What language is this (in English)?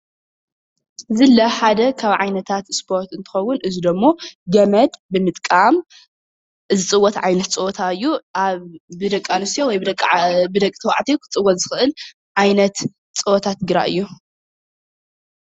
Tigrinya